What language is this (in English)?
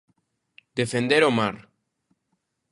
Galician